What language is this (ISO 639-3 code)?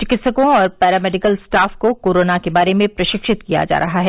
hin